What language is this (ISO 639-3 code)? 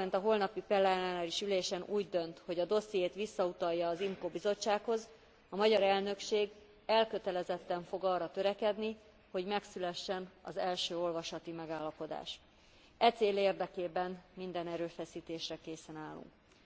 hun